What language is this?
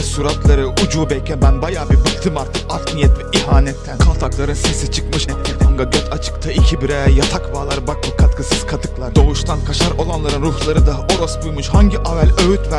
Turkish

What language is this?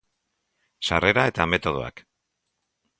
Basque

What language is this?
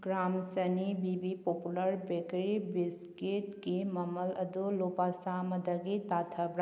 Manipuri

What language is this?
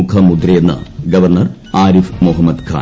Malayalam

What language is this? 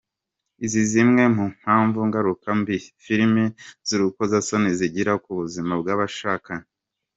Kinyarwanda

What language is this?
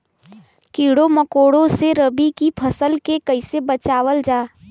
Bhojpuri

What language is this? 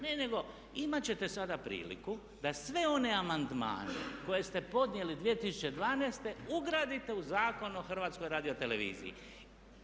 Croatian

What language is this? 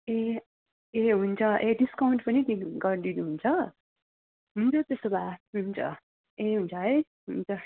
Nepali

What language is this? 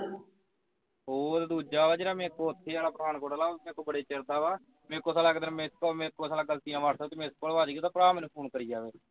Punjabi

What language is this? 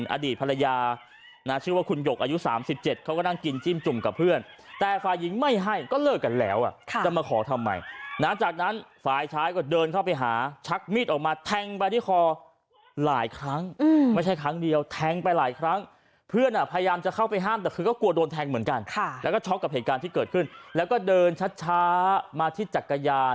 Thai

